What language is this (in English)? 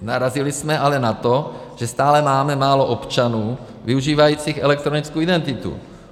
Czech